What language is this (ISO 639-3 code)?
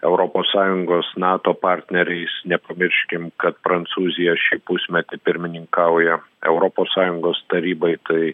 lit